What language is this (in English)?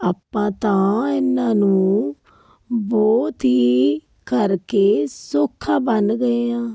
Punjabi